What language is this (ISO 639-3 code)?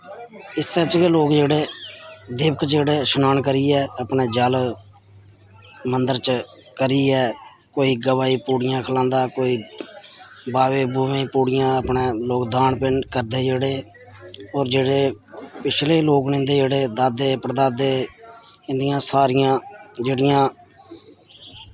doi